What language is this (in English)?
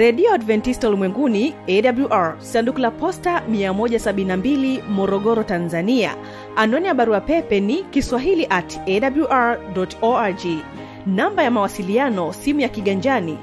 Swahili